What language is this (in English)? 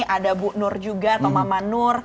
Indonesian